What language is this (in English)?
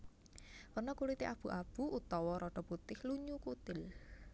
Javanese